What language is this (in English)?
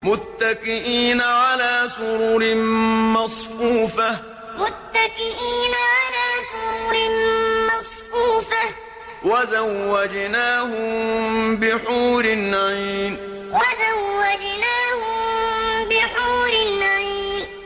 Arabic